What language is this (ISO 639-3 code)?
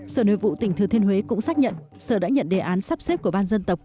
vie